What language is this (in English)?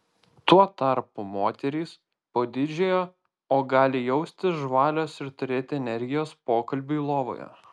Lithuanian